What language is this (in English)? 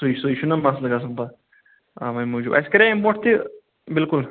Kashmiri